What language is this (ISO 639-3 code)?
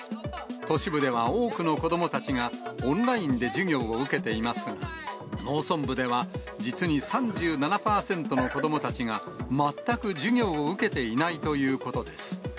jpn